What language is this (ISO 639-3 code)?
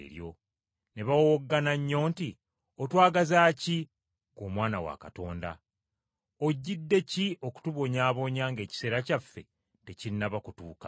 lug